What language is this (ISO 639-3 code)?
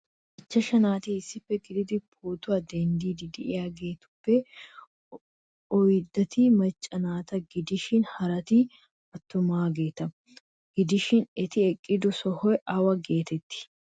wal